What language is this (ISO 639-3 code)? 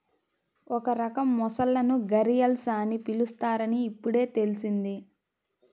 tel